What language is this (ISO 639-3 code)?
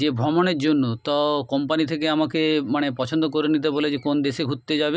ben